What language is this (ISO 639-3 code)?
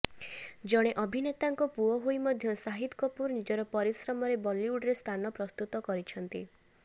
ori